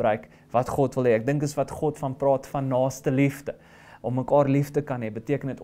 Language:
Dutch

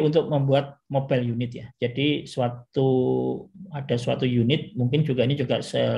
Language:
Indonesian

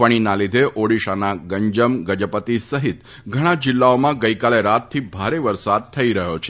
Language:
Gujarati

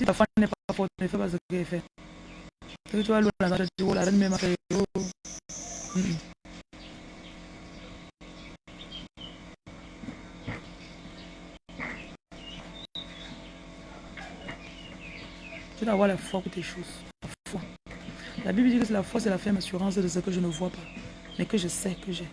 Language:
French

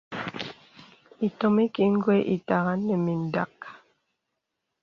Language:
Bebele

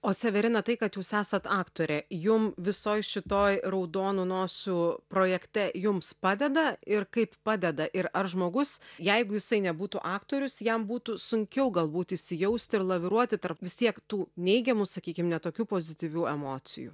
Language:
Lithuanian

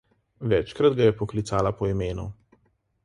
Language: Slovenian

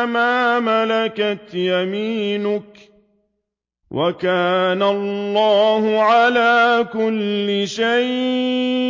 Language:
Arabic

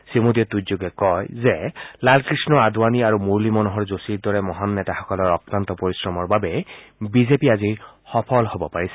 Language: Assamese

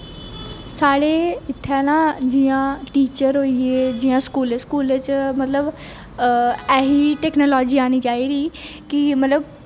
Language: Dogri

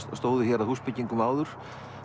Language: Icelandic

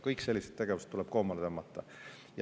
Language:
Estonian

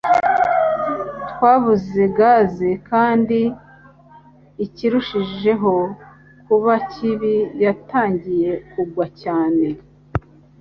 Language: Kinyarwanda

